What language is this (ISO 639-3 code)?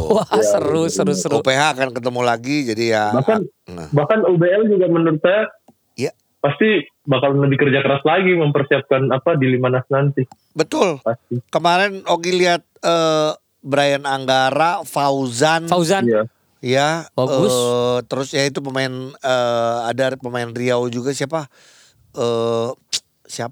ind